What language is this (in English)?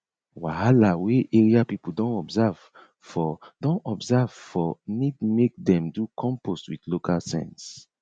Nigerian Pidgin